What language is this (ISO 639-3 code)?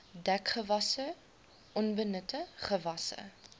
afr